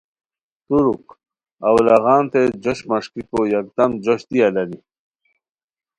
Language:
Khowar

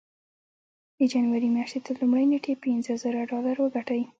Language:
Pashto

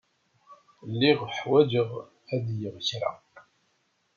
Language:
Kabyle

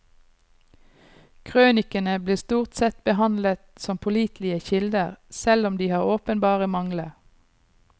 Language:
Norwegian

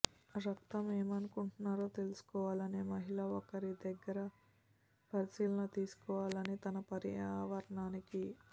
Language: Telugu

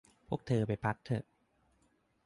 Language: Thai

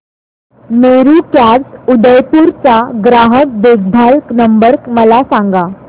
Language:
Marathi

